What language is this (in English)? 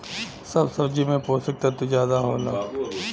Bhojpuri